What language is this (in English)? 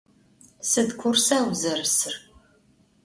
Adyghe